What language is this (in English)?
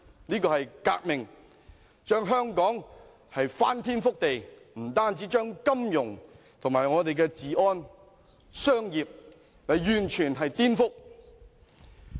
Cantonese